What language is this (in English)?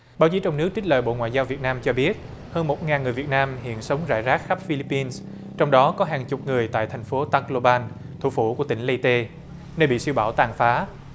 Vietnamese